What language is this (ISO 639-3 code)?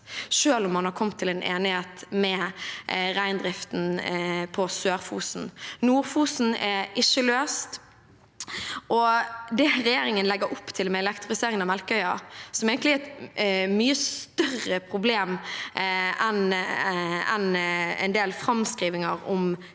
nor